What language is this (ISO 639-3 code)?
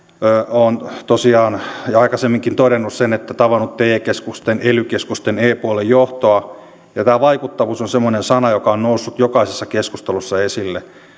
fin